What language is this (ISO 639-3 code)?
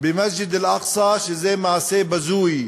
heb